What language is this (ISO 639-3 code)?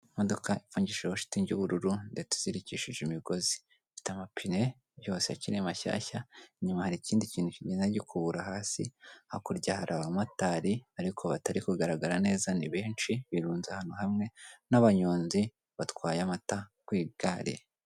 kin